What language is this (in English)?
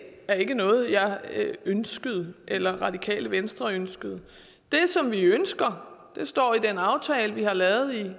Danish